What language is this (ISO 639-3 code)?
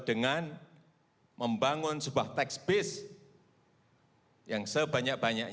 ind